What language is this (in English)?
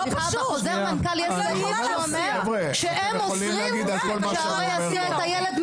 Hebrew